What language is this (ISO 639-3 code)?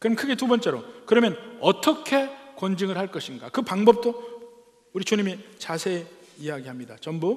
kor